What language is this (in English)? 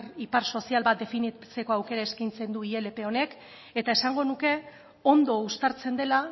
Basque